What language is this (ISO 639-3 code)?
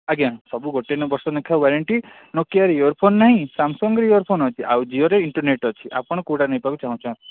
ori